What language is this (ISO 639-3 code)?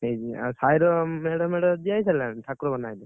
ori